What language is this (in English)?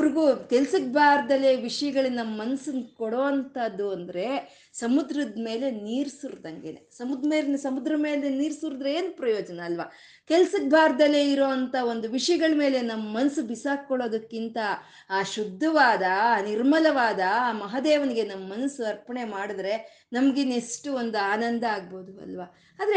Kannada